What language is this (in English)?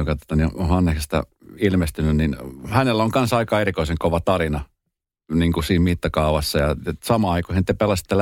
Finnish